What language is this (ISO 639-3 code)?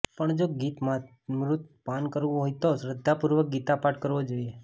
guj